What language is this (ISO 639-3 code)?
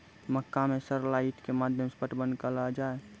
mai